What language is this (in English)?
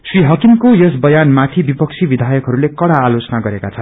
Nepali